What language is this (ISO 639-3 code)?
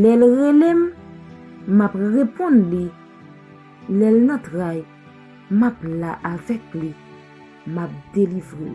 fra